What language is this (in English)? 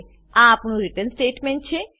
Gujarati